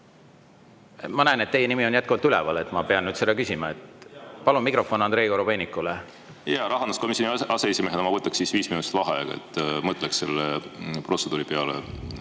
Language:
Estonian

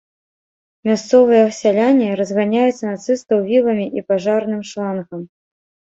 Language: Belarusian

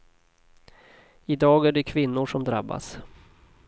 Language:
Swedish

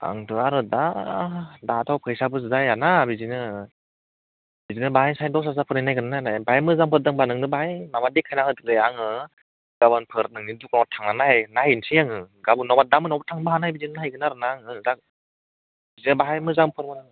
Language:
Bodo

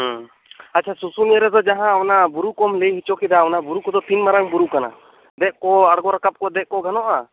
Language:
Santali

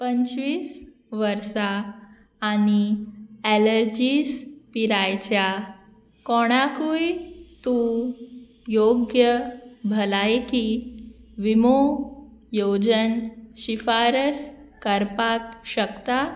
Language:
Konkani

